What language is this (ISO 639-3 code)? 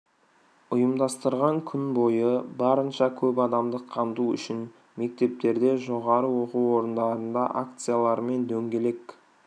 kaz